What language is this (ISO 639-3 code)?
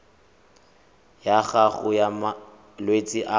tsn